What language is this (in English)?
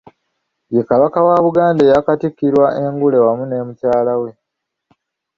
Ganda